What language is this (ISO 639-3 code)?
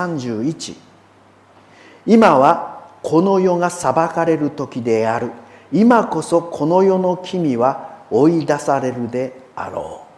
jpn